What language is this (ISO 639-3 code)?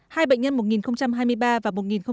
vie